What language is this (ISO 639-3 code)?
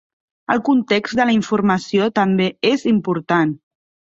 cat